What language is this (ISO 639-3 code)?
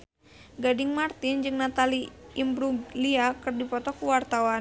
sun